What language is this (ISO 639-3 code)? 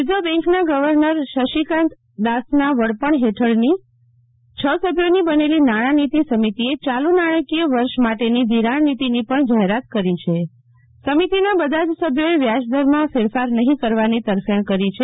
guj